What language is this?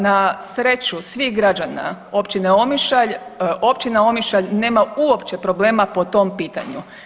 Croatian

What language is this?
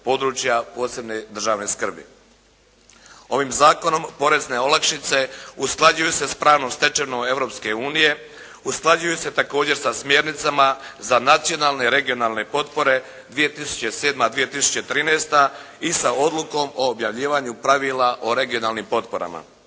Croatian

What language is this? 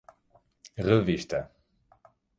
Portuguese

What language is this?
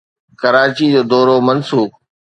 Sindhi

